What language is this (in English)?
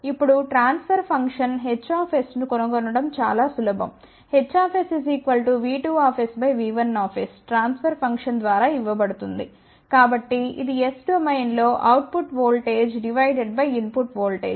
Telugu